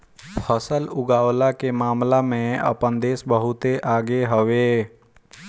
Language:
Bhojpuri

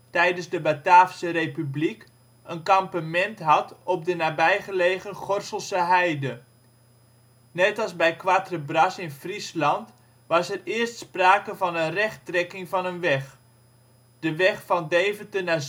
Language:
Dutch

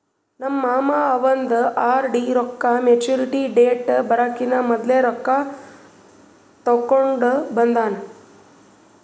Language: Kannada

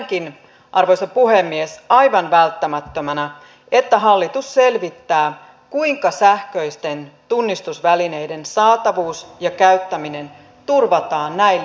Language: Finnish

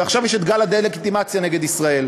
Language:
Hebrew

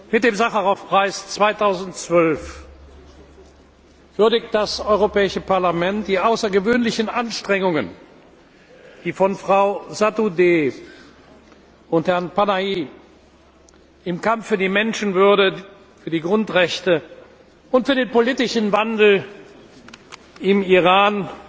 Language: German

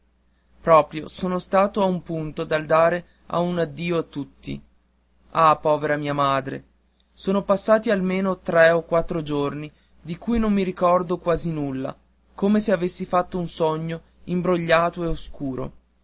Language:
Italian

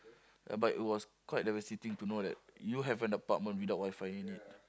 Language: English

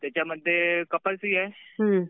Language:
Marathi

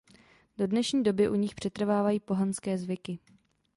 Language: Czech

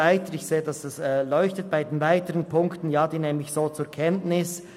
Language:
Swiss German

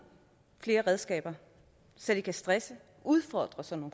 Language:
Danish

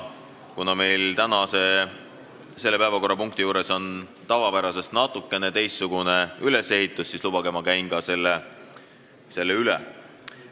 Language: Estonian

